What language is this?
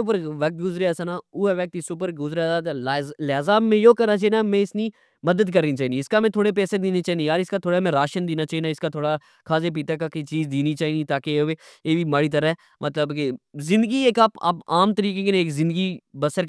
Pahari-Potwari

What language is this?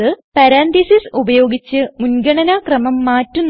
Malayalam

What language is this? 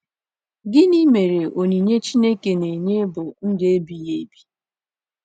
Igbo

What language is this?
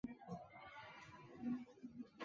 Chinese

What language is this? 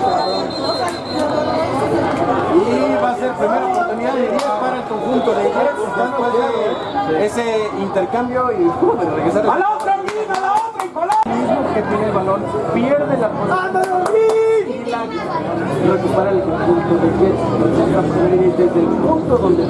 Spanish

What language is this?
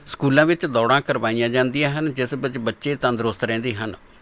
Punjabi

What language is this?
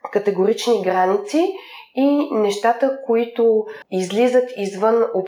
Bulgarian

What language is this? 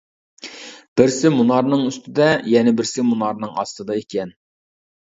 Uyghur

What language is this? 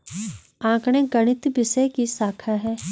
Hindi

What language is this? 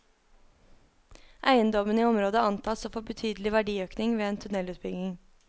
Norwegian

